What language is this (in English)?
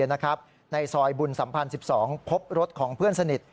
Thai